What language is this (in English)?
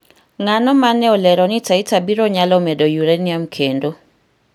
Luo (Kenya and Tanzania)